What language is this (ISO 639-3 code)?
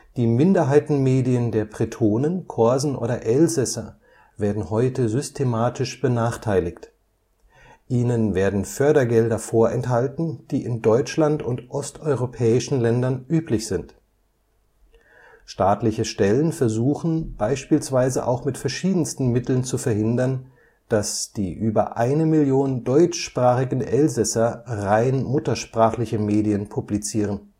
deu